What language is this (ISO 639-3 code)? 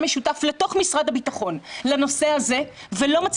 heb